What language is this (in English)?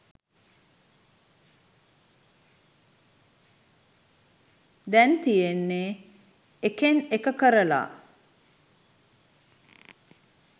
Sinhala